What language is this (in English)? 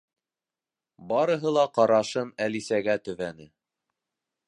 Bashkir